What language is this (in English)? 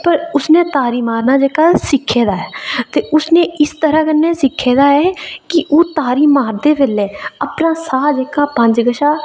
Dogri